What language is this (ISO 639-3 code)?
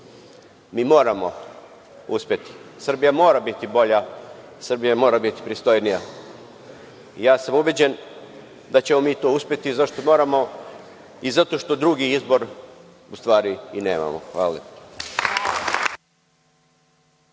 srp